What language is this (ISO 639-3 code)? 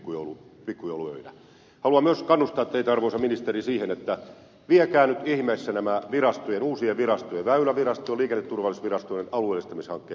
fin